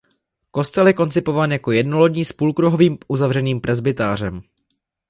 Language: Czech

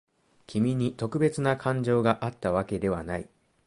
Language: Japanese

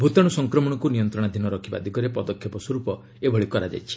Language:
Odia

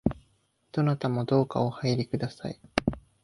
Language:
Japanese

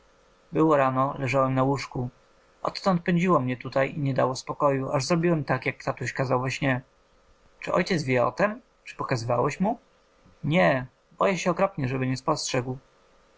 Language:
Polish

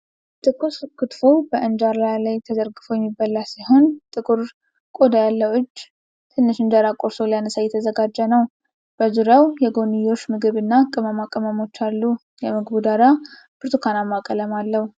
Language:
Amharic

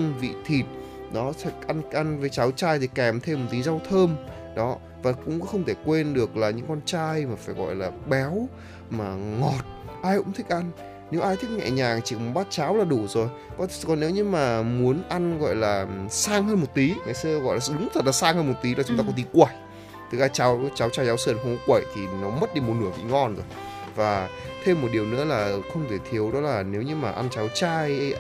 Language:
Vietnamese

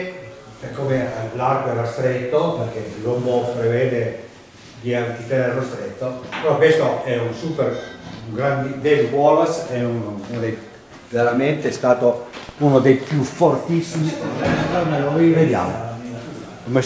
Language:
Italian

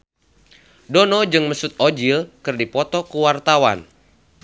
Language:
Sundanese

